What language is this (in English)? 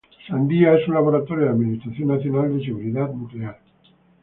Spanish